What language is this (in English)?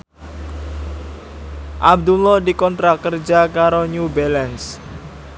Javanese